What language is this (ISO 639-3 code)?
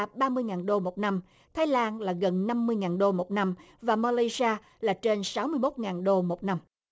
vie